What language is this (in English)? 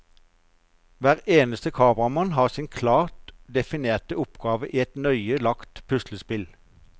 Norwegian